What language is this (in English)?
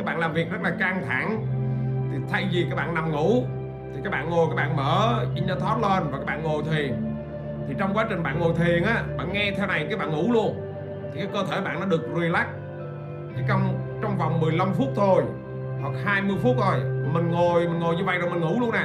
Vietnamese